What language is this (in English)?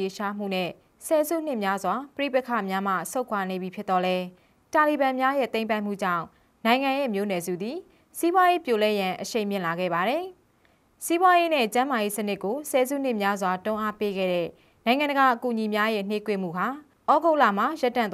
Thai